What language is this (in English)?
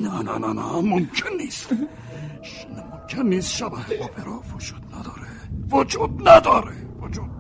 Persian